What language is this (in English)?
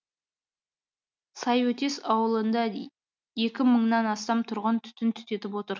Kazakh